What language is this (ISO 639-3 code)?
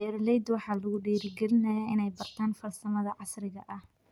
som